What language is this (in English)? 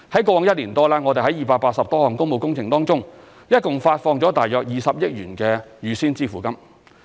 Cantonese